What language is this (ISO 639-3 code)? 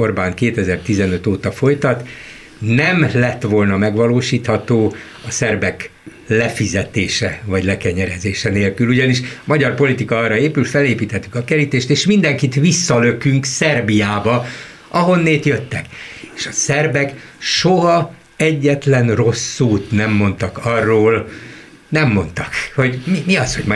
hun